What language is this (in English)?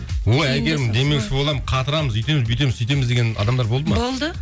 Kazakh